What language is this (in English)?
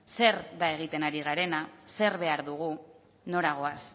Basque